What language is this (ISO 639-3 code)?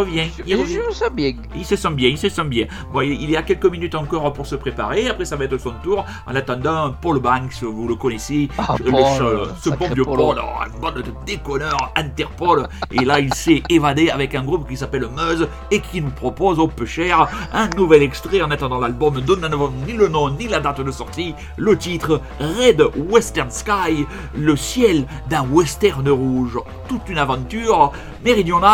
fra